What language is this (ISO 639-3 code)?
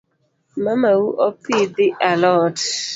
luo